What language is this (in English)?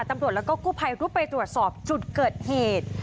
Thai